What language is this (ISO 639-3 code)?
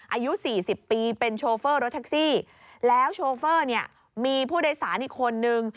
tha